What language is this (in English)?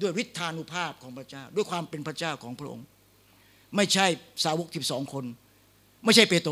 Thai